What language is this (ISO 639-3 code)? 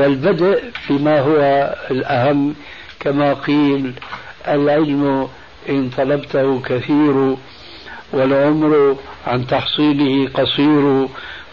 ara